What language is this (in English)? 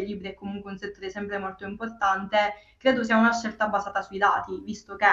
Italian